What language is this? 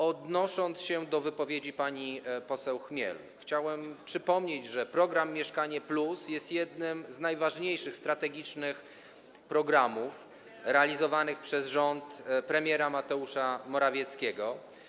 Polish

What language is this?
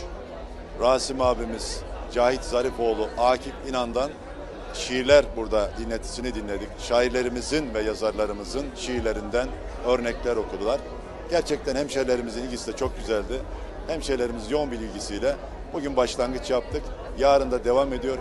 Turkish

